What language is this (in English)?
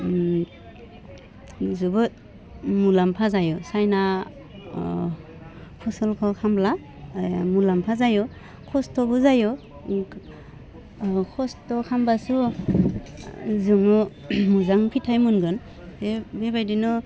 Bodo